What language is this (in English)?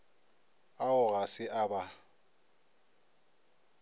Northern Sotho